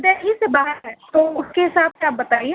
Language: Urdu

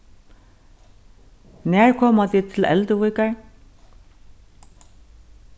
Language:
Faroese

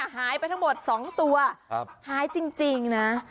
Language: Thai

